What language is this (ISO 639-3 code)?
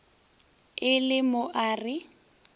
nso